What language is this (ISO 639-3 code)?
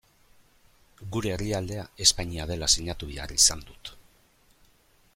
eus